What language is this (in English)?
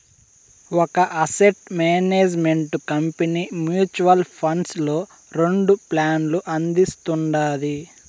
Telugu